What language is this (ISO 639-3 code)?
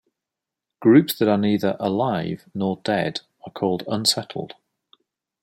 eng